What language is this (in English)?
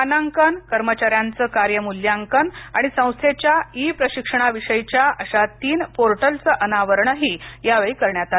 Marathi